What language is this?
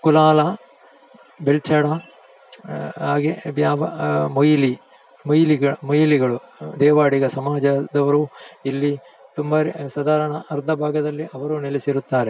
Kannada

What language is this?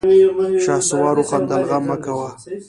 Pashto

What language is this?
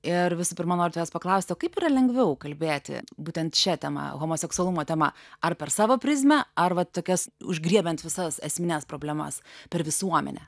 Lithuanian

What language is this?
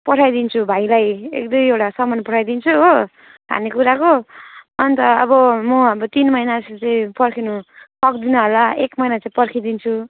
Nepali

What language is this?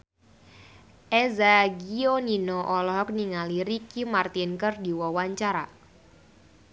Sundanese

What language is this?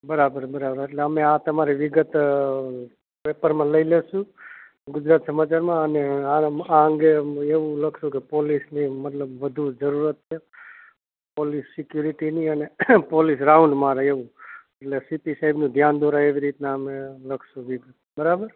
Gujarati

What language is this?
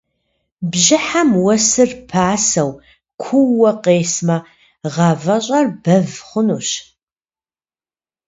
Kabardian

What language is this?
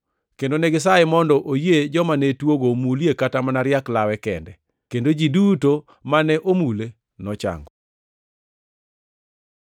Luo (Kenya and Tanzania)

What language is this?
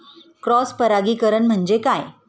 Marathi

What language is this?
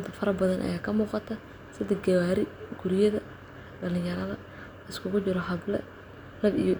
Somali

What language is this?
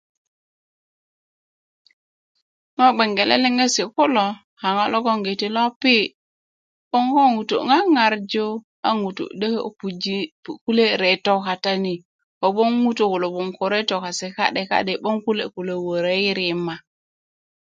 Kuku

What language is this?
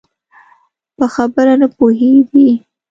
Pashto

